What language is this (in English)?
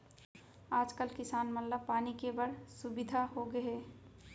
Chhattisgarhi